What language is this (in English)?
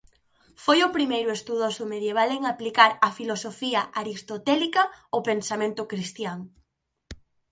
Galician